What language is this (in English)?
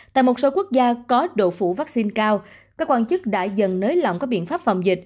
Vietnamese